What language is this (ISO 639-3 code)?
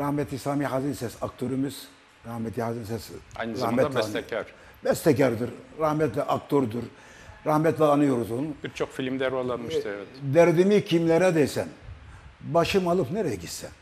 tur